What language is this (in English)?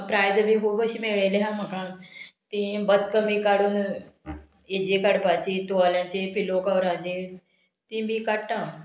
Konkani